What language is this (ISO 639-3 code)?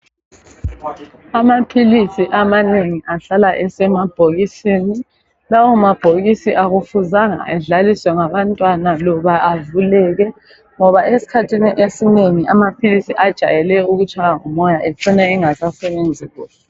nde